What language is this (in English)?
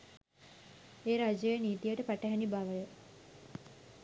Sinhala